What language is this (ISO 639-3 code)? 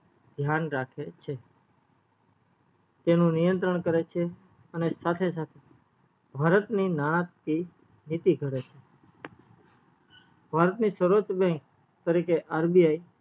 guj